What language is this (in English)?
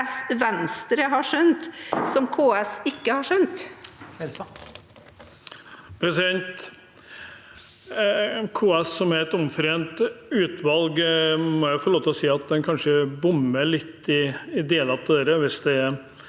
Norwegian